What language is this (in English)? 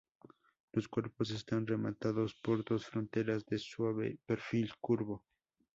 Spanish